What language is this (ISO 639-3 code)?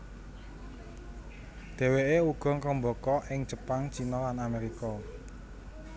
jav